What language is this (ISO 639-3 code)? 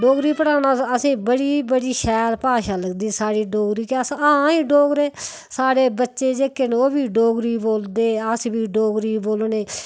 doi